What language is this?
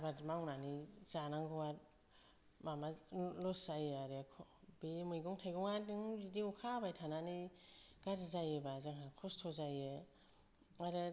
Bodo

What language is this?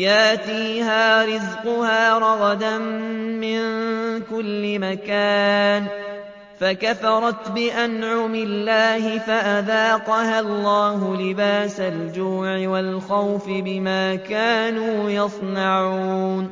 Arabic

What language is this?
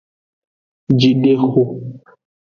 Aja (Benin)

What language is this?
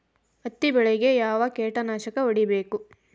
Kannada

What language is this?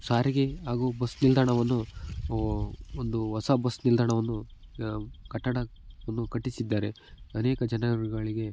Kannada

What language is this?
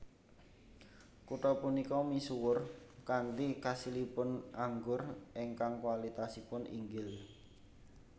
Javanese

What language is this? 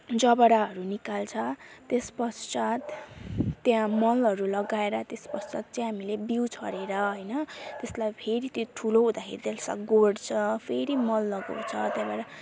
Nepali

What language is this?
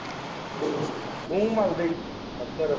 Punjabi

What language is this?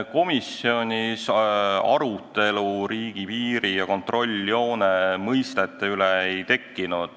Estonian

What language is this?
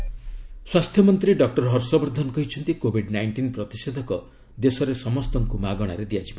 Odia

